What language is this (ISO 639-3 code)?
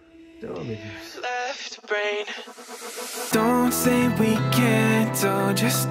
tur